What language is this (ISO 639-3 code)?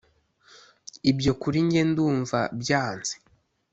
kin